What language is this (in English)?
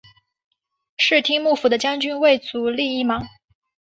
Chinese